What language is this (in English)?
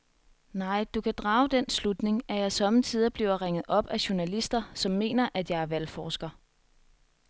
Danish